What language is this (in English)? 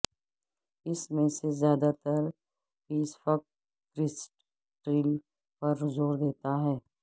Urdu